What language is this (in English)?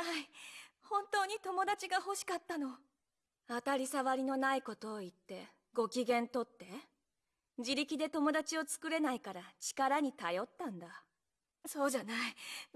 Japanese